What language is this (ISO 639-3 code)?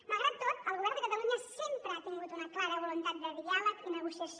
cat